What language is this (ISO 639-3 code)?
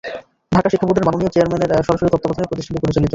ben